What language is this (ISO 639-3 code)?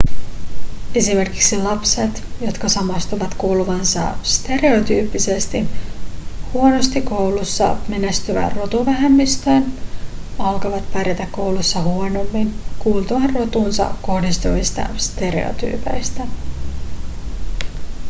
fin